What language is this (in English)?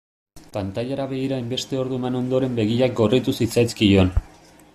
Basque